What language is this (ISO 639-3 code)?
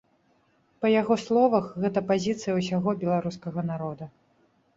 bel